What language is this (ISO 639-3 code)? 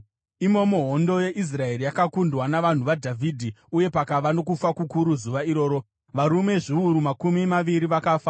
sna